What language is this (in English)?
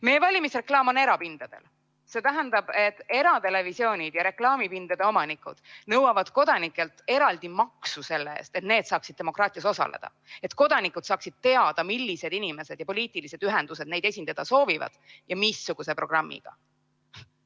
Estonian